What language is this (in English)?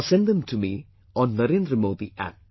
English